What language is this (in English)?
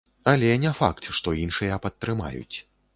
Belarusian